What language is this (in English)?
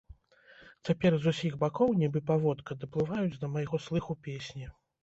Belarusian